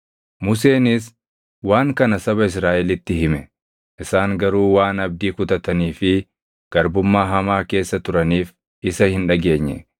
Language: Oromo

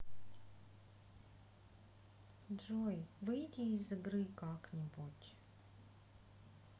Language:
Russian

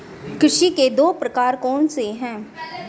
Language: Hindi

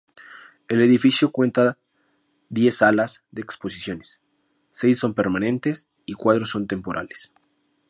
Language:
Spanish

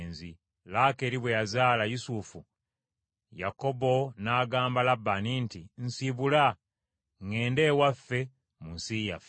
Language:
Ganda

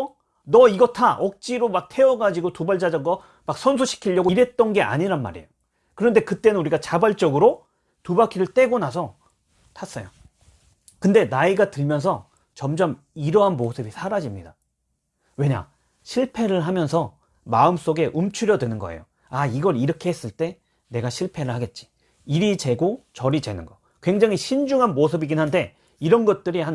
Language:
Korean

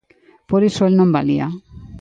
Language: Galician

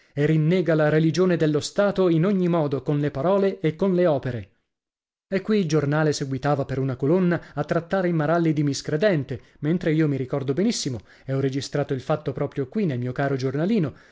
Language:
Italian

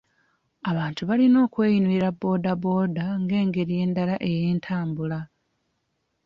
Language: Ganda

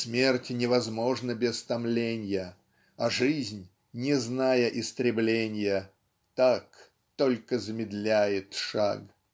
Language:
Russian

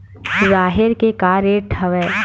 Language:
Chhattisgarhi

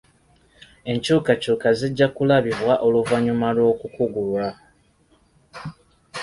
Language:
Ganda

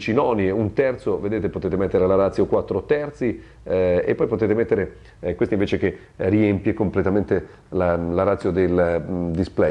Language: Italian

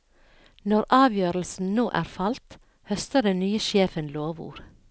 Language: Norwegian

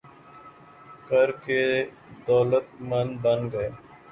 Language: Urdu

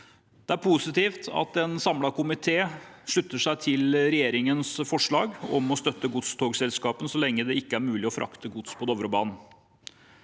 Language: Norwegian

